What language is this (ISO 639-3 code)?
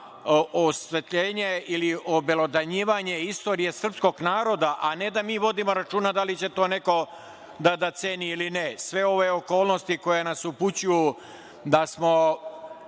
srp